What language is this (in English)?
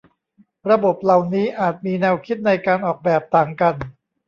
Thai